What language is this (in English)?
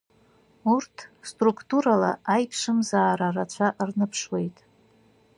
Abkhazian